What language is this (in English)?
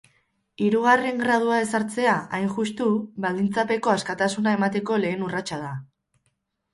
Basque